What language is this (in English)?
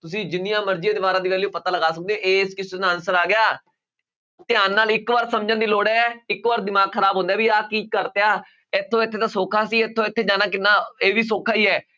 Punjabi